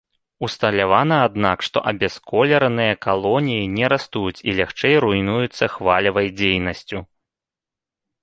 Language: Belarusian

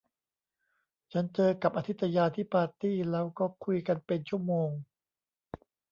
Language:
Thai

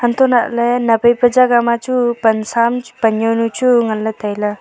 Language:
Wancho Naga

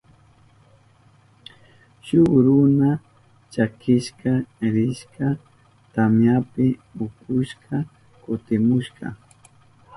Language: Southern Pastaza Quechua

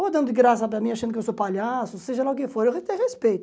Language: Portuguese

